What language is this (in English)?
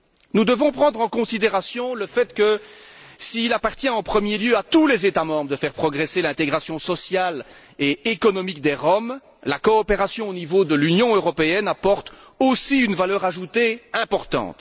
French